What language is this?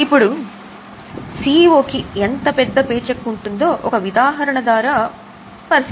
Telugu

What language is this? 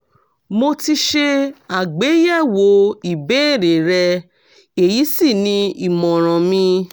Yoruba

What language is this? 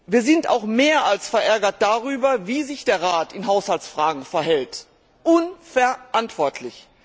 German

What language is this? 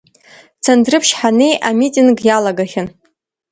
Abkhazian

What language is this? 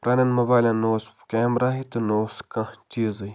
Kashmiri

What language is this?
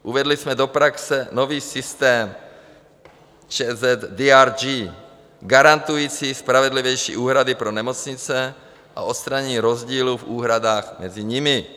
Czech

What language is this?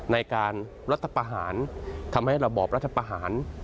Thai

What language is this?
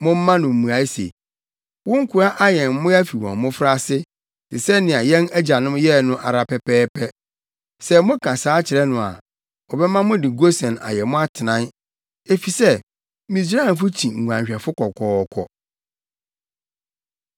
Akan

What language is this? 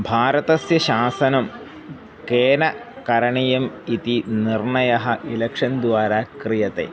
Sanskrit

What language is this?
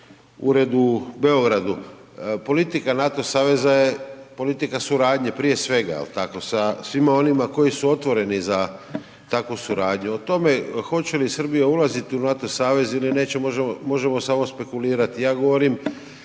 Croatian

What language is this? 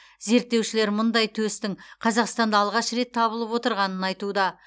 Kazakh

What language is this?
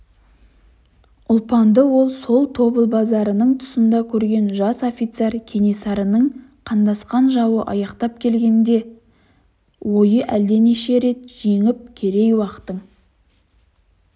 Kazakh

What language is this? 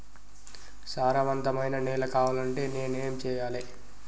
Telugu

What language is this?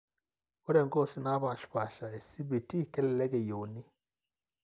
Masai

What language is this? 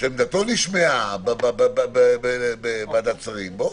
Hebrew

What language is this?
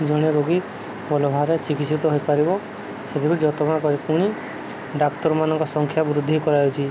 Odia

